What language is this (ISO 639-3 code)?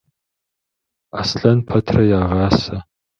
kbd